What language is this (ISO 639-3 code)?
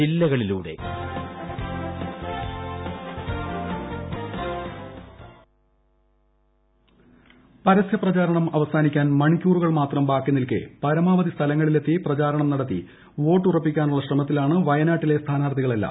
mal